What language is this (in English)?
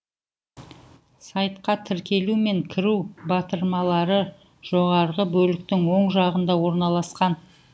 Kazakh